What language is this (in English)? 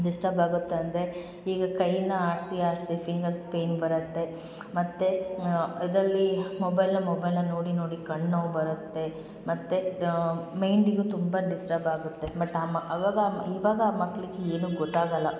Kannada